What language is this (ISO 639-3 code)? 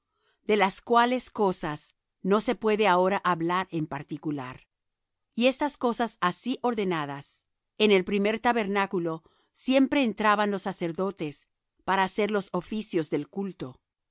spa